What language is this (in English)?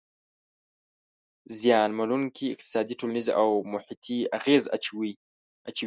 Pashto